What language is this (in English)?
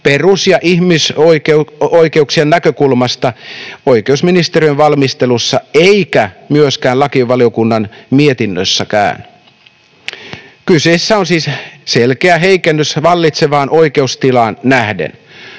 Finnish